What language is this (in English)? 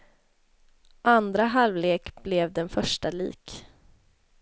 Swedish